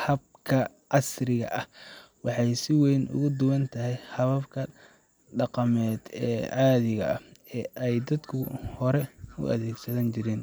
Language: Somali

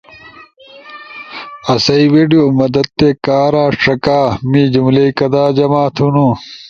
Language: Ushojo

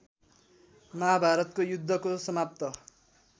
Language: Nepali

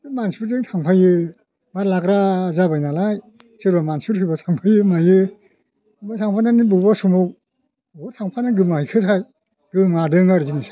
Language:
Bodo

